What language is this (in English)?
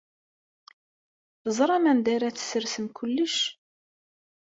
Kabyle